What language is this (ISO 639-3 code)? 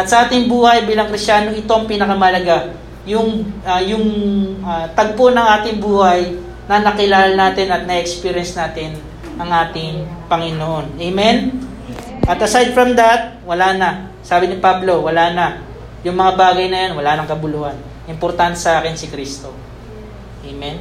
fil